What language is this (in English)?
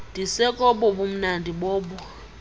Xhosa